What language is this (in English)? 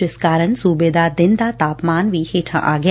Punjabi